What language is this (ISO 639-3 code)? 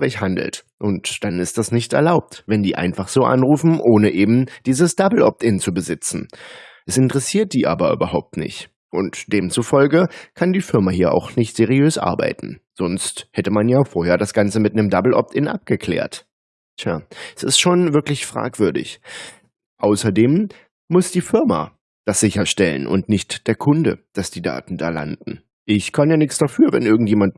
deu